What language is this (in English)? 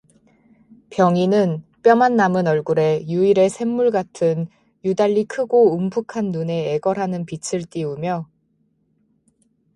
Korean